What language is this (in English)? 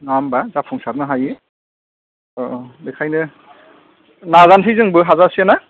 Bodo